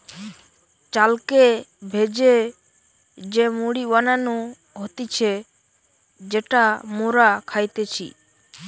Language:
Bangla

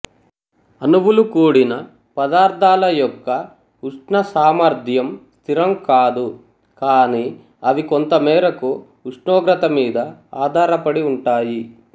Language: Telugu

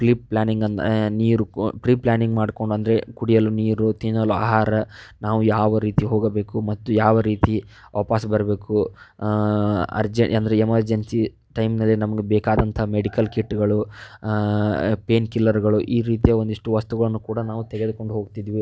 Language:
Kannada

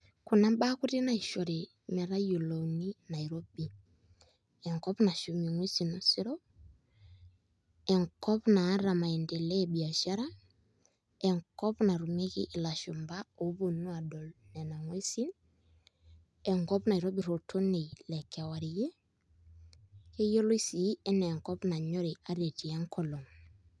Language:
Masai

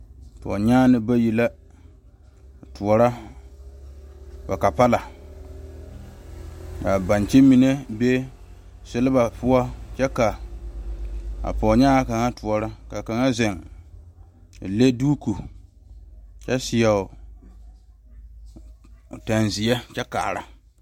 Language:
Southern Dagaare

